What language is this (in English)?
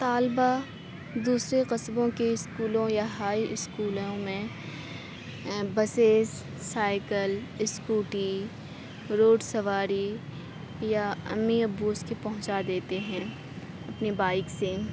Urdu